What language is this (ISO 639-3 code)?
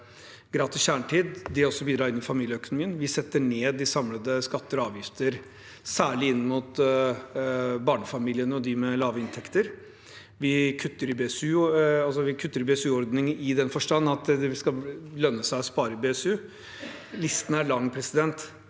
nor